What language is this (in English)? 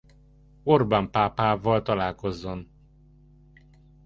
Hungarian